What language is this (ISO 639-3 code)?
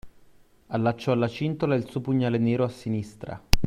ita